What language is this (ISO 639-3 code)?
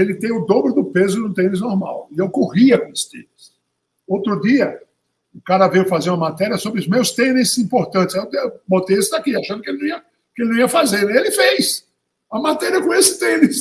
por